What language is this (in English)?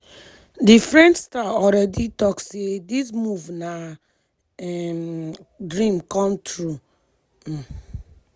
Nigerian Pidgin